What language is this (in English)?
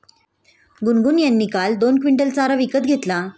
Marathi